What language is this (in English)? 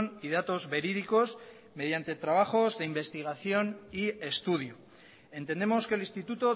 Spanish